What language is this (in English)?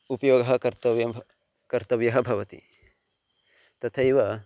Sanskrit